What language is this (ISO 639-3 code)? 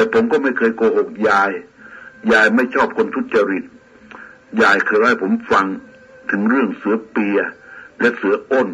tha